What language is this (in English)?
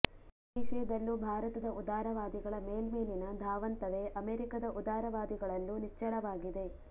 Kannada